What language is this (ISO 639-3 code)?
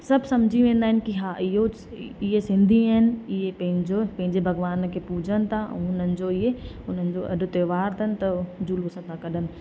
snd